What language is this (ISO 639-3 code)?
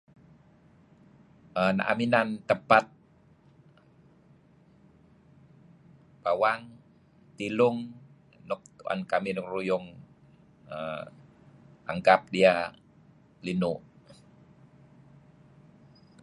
kzi